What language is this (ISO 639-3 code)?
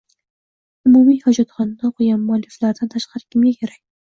uzb